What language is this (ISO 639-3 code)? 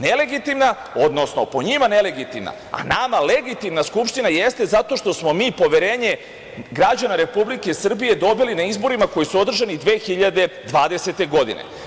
srp